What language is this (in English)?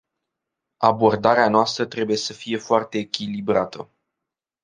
Romanian